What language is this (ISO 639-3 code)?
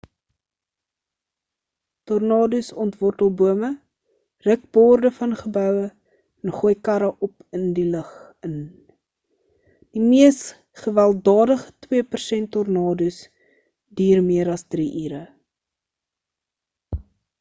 afr